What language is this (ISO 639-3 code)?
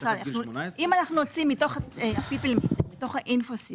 heb